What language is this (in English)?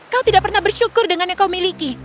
Indonesian